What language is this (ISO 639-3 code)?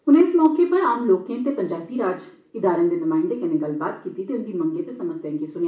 doi